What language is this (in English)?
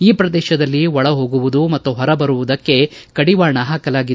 Kannada